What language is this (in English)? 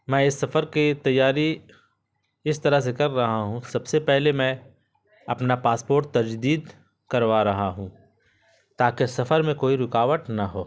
Urdu